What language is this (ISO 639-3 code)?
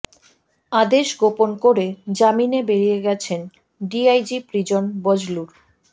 ben